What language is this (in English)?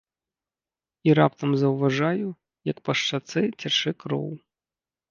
Belarusian